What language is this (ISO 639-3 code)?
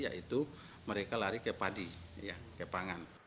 ind